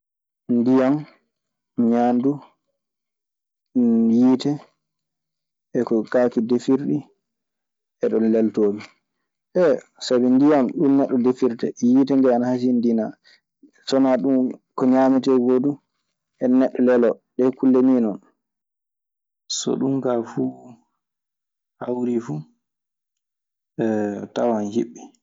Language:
Maasina Fulfulde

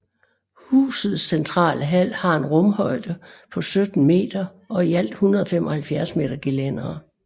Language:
Danish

